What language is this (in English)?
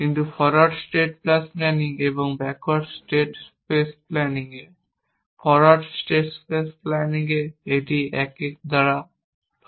Bangla